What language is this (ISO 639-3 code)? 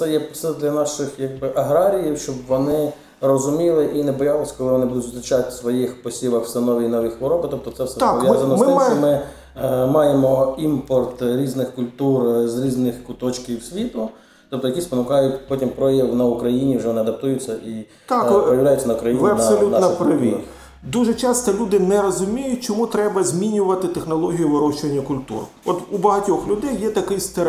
ukr